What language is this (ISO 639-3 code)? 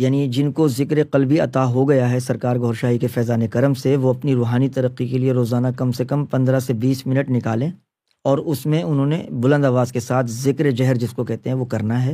urd